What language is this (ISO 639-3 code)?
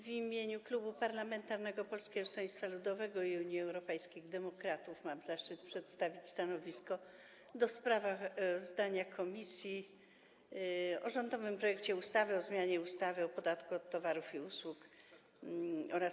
pol